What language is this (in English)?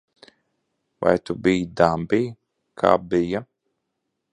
Latvian